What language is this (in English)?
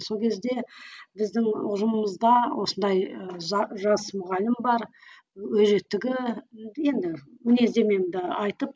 Kazakh